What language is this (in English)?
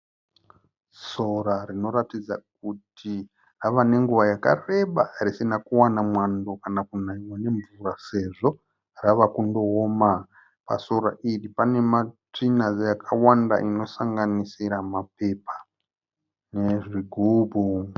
Shona